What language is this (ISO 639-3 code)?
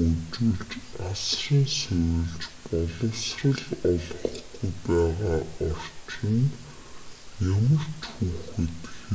mon